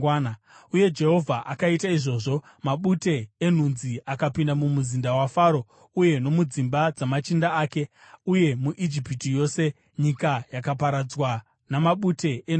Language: Shona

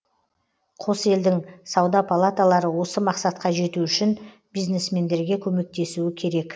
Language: Kazakh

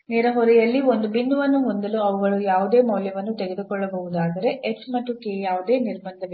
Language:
Kannada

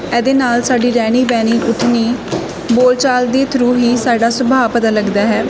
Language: Punjabi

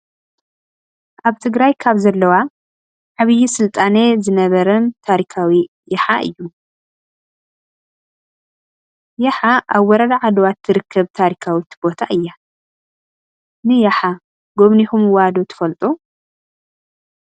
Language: Tigrinya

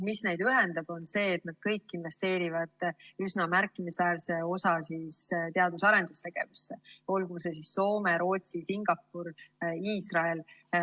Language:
Estonian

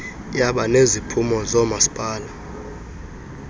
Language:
Xhosa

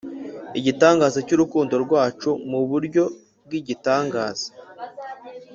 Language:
Kinyarwanda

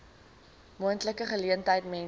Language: Afrikaans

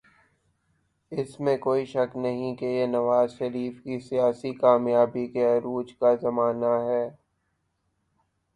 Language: Urdu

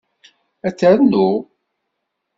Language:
Kabyle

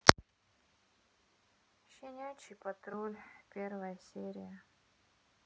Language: Russian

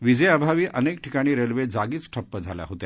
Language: Marathi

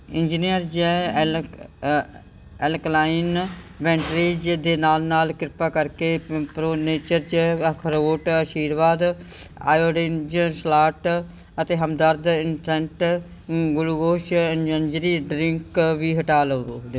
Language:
Punjabi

